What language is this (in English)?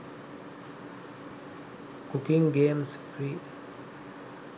Sinhala